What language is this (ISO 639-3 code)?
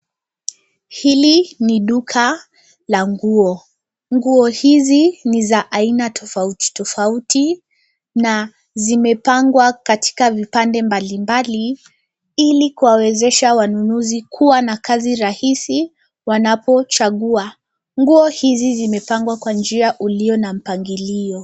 swa